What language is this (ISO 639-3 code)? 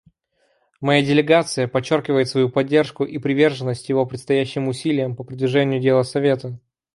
rus